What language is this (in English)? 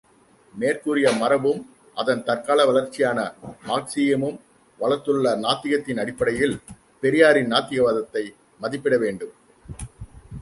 Tamil